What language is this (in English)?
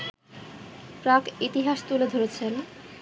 Bangla